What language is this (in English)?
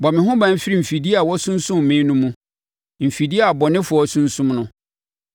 Akan